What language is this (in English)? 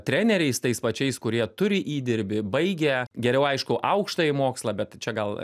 Lithuanian